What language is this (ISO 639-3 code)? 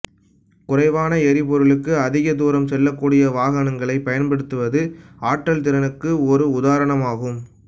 tam